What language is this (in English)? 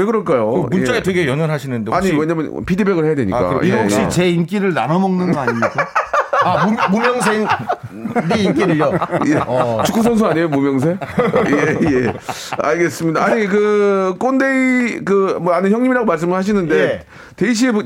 Korean